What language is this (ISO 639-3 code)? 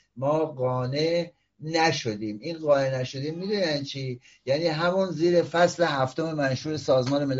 fas